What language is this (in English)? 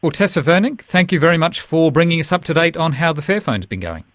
English